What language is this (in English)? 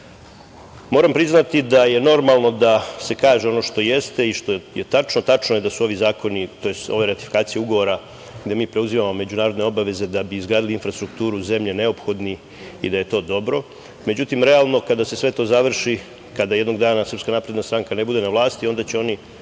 Serbian